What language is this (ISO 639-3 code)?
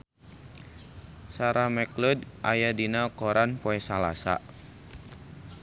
sun